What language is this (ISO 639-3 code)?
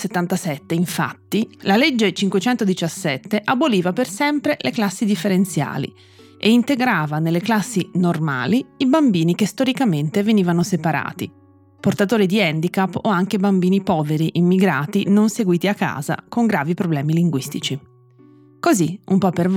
ita